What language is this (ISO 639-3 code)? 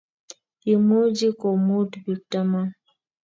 kln